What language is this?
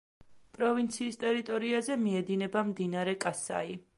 Georgian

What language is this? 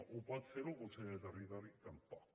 Catalan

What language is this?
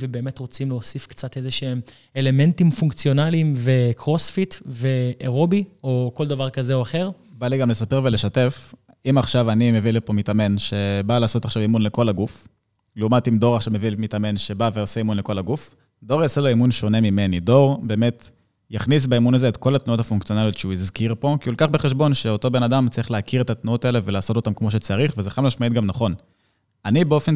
Hebrew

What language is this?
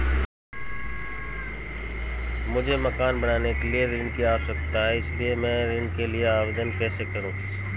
Hindi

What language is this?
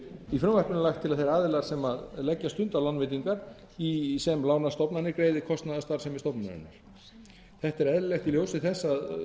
Icelandic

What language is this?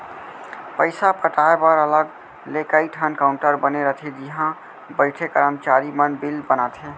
Chhattisgarhi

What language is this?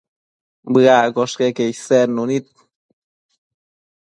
Matsés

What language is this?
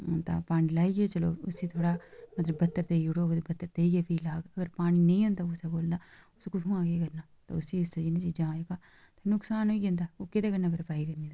Dogri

